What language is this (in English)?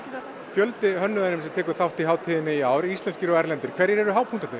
Icelandic